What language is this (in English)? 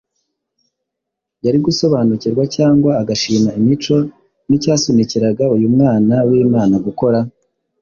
Kinyarwanda